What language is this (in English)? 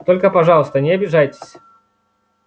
Russian